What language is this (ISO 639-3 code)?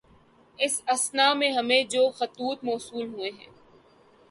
urd